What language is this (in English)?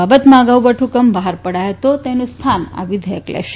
Gujarati